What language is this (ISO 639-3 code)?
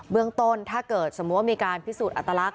tha